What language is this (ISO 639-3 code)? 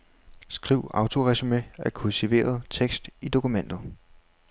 dan